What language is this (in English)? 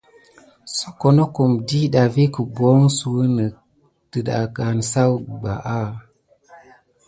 Gidar